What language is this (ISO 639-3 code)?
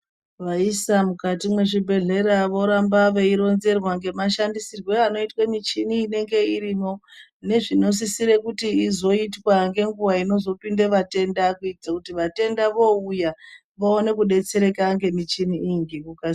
ndc